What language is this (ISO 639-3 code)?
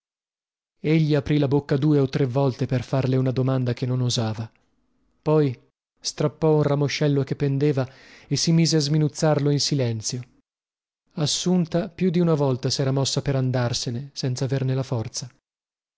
ita